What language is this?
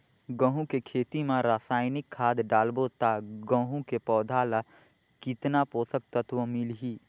Chhattisgarhi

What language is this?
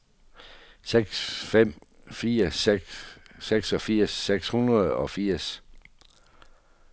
Danish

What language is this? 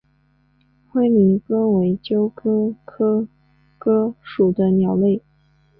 Chinese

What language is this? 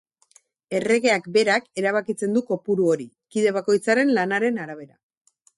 Basque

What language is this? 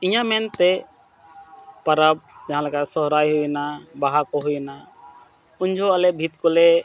Santali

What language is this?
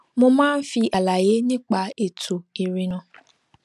Yoruba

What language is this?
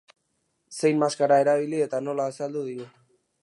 Basque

